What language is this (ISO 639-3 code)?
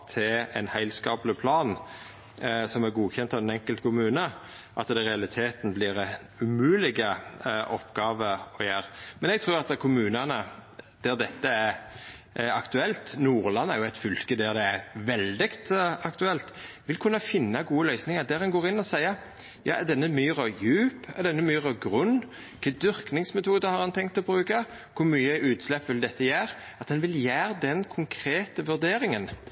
nno